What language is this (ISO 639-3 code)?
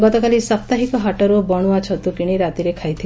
ori